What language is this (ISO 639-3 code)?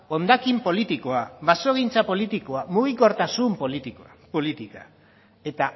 eus